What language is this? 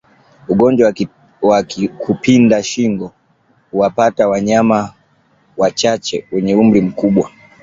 Swahili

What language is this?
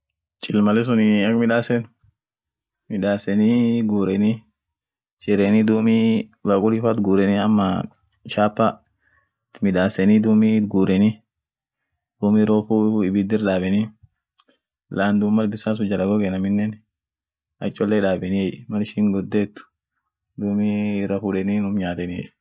Orma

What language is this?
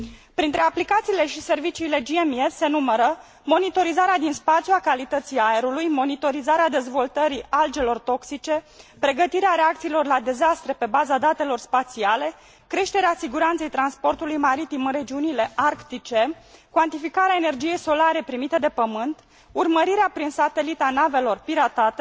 Romanian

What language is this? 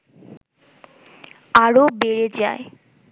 Bangla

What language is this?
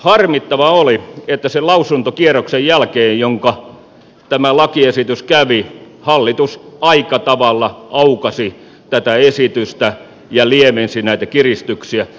Finnish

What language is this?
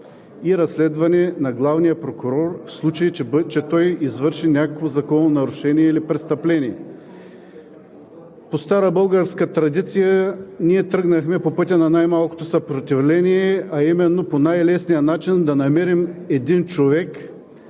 Bulgarian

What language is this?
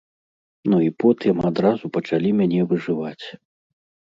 Belarusian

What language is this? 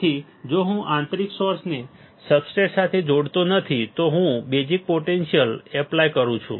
Gujarati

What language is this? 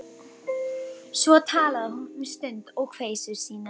Icelandic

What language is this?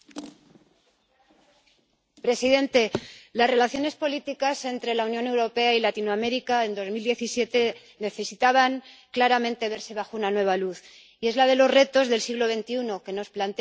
Spanish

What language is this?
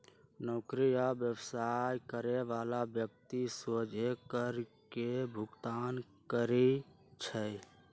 Magahi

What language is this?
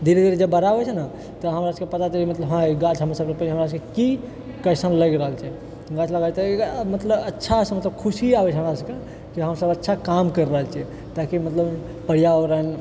Maithili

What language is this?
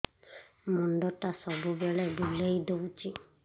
Odia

